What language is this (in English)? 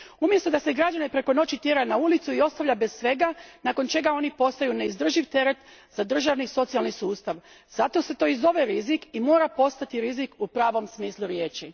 Croatian